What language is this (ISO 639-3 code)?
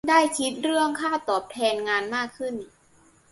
tha